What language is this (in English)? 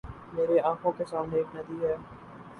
Urdu